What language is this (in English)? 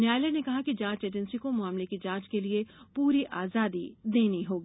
Hindi